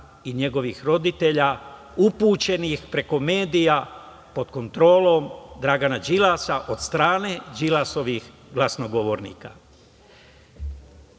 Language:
Serbian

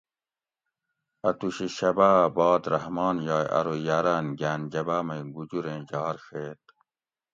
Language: Gawri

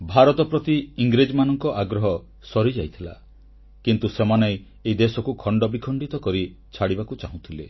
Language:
Odia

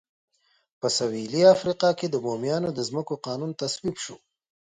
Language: Pashto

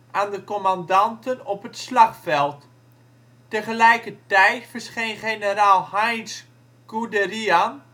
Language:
Dutch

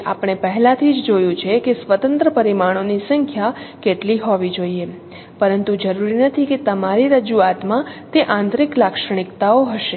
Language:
Gujarati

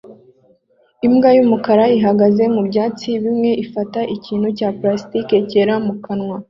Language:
Kinyarwanda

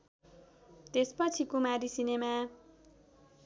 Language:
Nepali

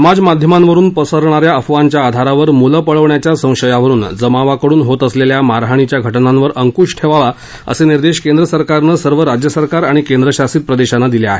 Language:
Marathi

